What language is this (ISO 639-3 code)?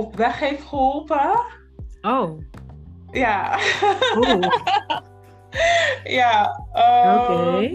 nld